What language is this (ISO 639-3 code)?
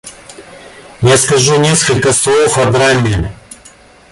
rus